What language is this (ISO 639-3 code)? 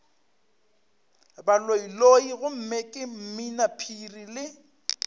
nso